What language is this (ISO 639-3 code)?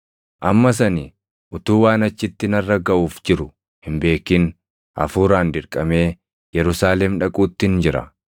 orm